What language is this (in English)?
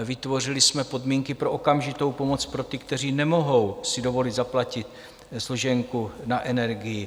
Czech